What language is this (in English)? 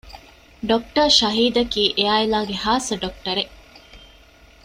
Divehi